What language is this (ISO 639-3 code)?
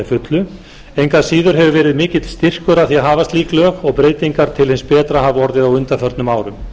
isl